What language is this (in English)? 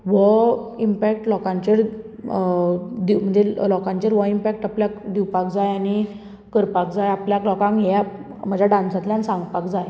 Konkani